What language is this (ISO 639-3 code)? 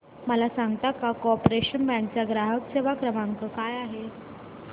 mar